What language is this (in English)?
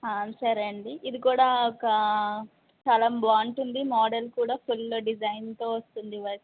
Telugu